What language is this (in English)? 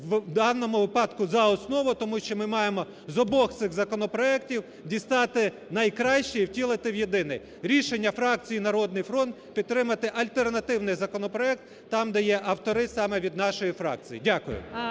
Ukrainian